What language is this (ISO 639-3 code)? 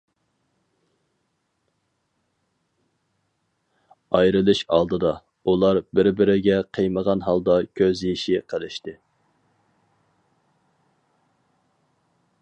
uig